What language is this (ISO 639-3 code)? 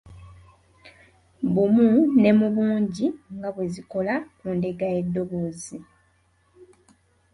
lug